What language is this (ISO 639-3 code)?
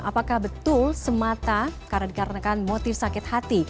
ind